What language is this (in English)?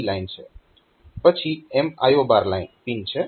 Gujarati